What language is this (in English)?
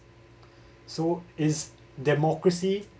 English